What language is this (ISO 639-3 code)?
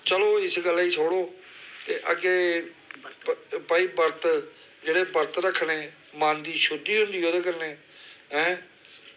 doi